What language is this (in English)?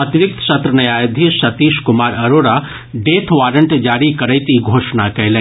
Maithili